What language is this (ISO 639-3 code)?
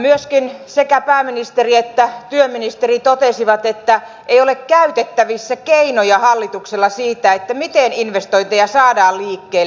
fin